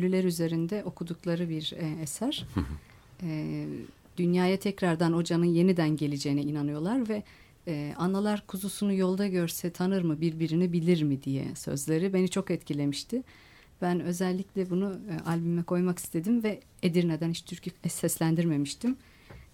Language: Turkish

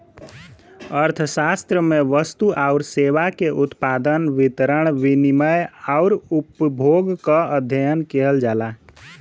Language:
Bhojpuri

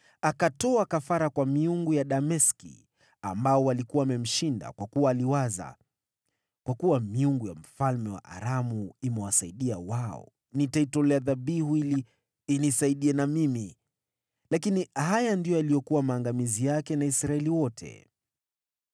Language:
Swahili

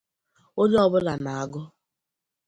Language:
Igbo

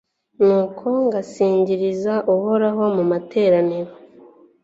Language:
Kinyarwanda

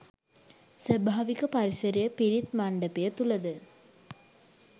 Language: Sinhala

